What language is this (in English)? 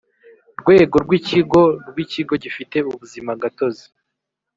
Kinyarwanda